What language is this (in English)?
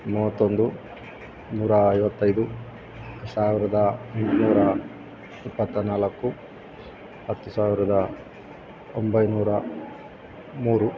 Kannada